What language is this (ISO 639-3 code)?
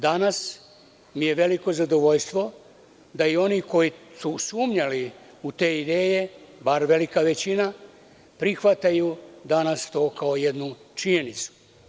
srp